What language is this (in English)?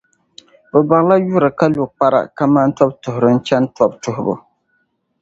Dagbani